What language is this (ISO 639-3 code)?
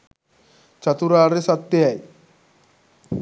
sin